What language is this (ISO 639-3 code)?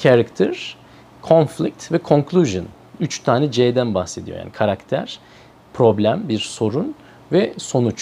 tur